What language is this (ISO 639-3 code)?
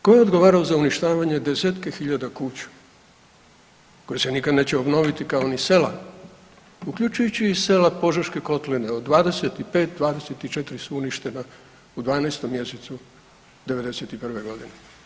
hrv